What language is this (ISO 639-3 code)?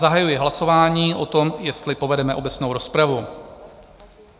ces